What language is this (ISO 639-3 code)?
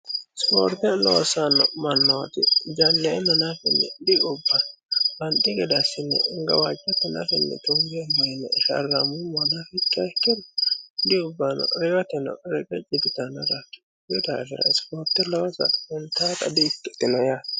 sid